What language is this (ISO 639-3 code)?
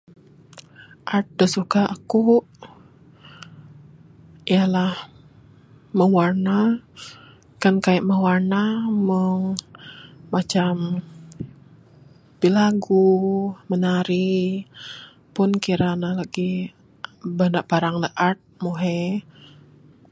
sdo